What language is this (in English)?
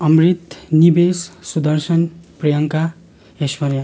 Nepali